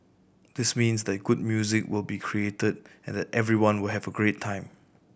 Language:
English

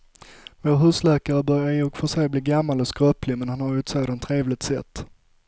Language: Swedish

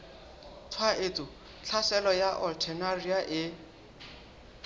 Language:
Southern Sotho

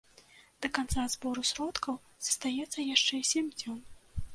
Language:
Belarusian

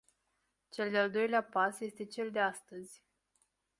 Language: Romanian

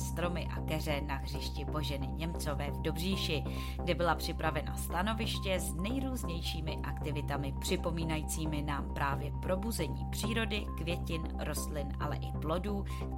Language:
Czech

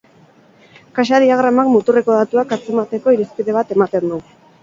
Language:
Basque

